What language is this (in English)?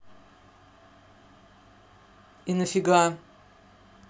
Russian